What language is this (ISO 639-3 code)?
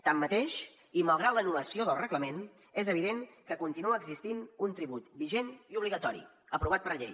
cat